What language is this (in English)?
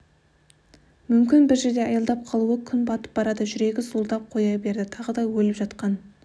Kazakh